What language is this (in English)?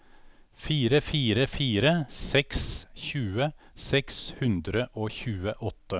Norwegian